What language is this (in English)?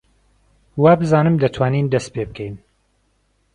Central Kurdish